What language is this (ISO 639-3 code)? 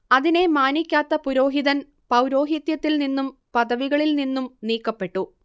mal